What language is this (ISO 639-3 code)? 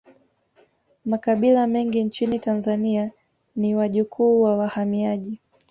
swa